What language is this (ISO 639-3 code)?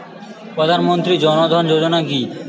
ben